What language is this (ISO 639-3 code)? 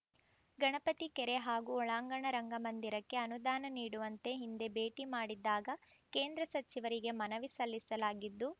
kan